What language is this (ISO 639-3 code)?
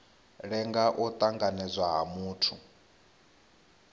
ven